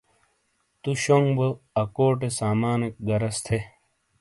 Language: Shina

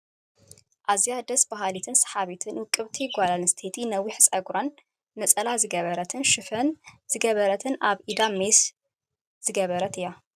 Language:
Tigrinya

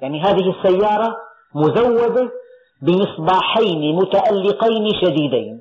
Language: Arabic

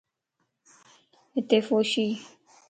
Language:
Lasi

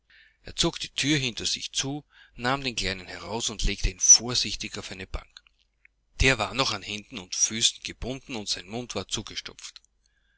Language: German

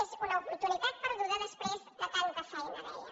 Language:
Catalan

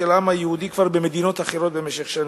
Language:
Hebrew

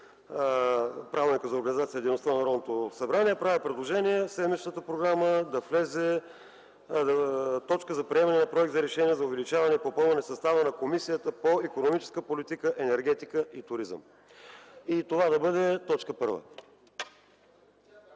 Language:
Bulgarian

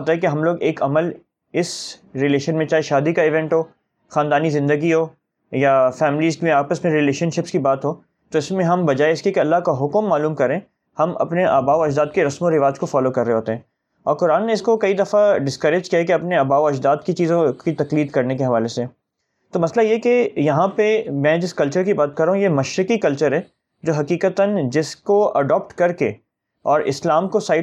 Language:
Urdu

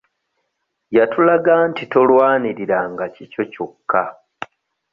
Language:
Ganda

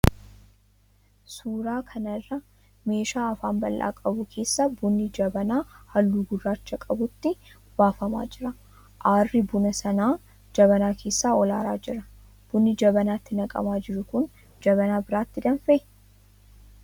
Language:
Oromo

